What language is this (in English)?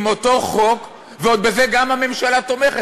Hebrew